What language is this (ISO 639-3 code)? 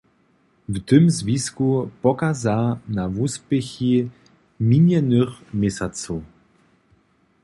hsb